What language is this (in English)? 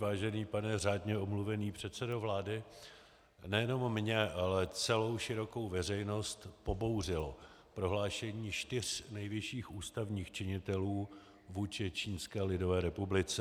Czech